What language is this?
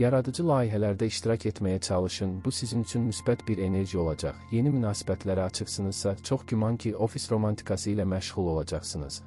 Turkish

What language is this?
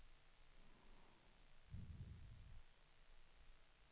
Swedish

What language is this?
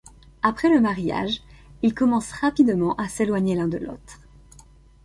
French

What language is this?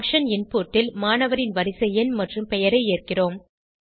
Tamil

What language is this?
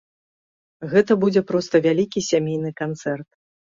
Belarusian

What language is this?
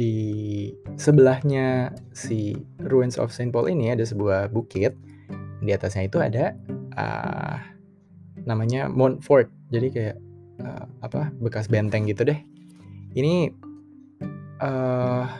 Indonesian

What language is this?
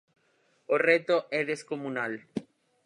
Galician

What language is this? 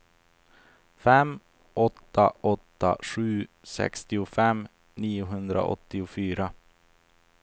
Swedish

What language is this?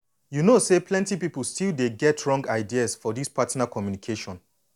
Nigerian Pidgin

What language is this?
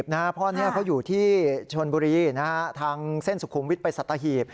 Thai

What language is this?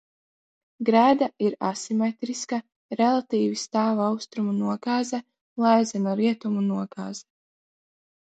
Latvian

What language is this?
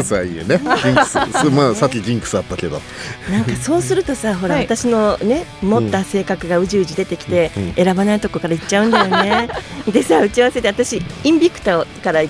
Japanese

